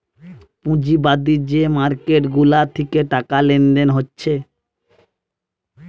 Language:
Bangla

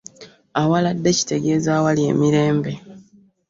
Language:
Ganda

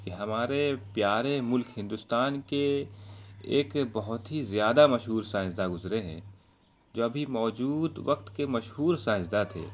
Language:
Urdu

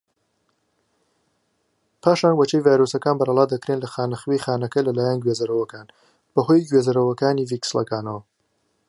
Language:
Central Kurdish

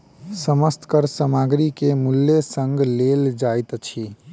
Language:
Maithili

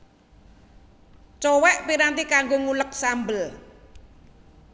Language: Javanese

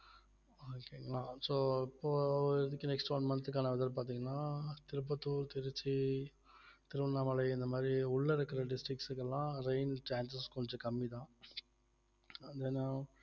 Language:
Tamil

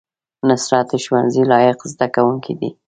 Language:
Pashto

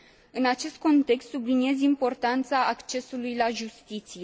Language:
Romanian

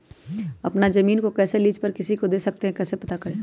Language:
Magahi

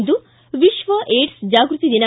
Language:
Kannada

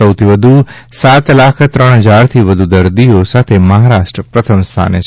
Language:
Gujarati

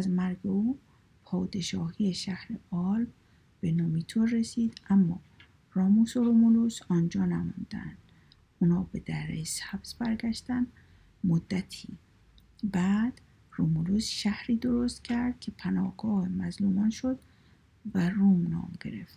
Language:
Persian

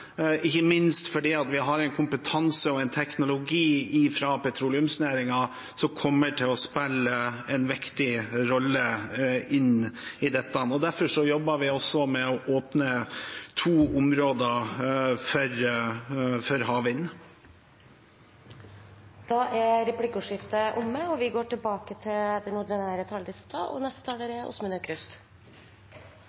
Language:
Norwegian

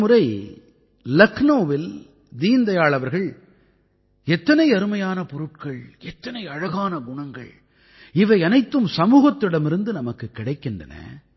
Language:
Tamil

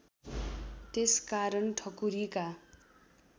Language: Nepali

